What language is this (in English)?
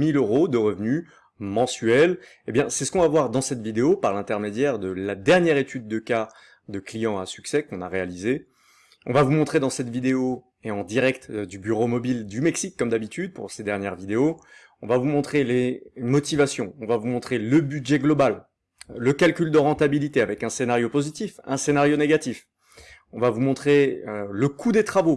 French